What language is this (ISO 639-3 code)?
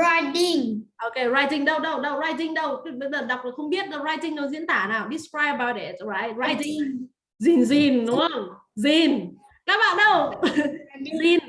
vie